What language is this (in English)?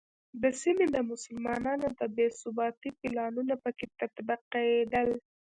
Pashto